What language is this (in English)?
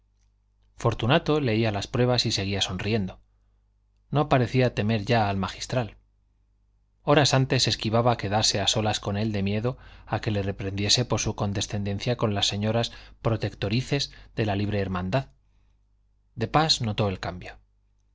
Spanish